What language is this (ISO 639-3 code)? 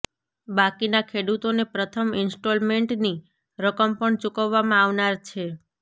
guj